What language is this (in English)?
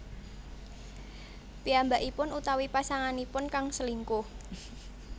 Javanese